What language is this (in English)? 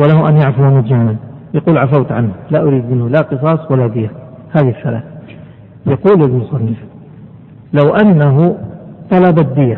Arabic